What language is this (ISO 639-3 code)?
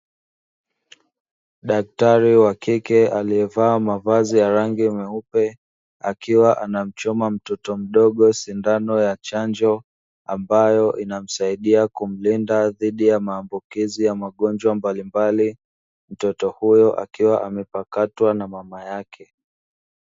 swa